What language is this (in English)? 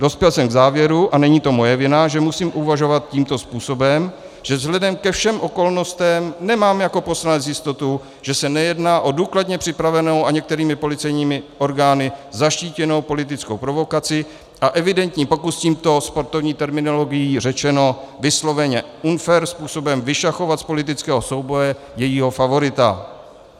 Czech